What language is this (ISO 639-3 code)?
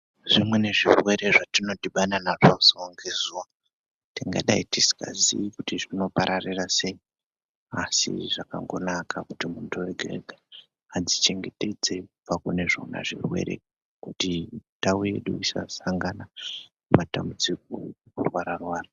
ndc